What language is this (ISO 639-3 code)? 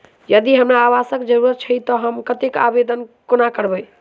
mai